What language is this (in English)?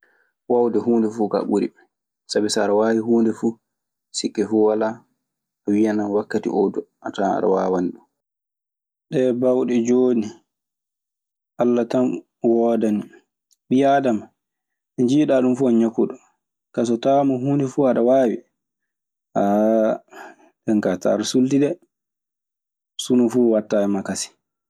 Maasina Fulfulde